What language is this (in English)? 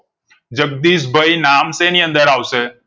Gujarati